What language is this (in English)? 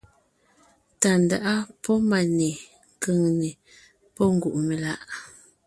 Ngiemboon